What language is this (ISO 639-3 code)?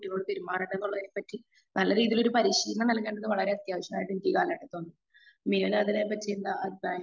mal